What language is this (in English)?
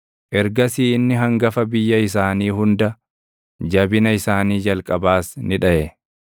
Oromo